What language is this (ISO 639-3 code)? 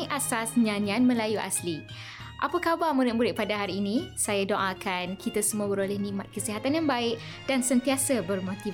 msa